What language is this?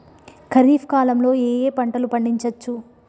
Telugu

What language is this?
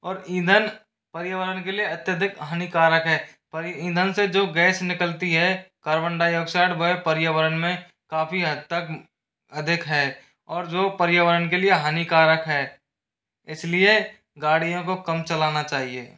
Hindi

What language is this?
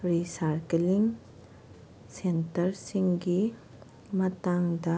Manipuri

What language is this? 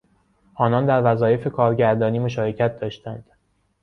Persian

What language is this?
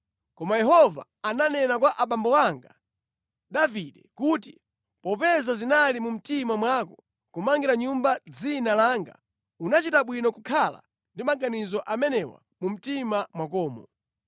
Nyanja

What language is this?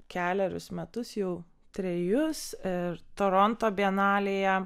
Lithuanian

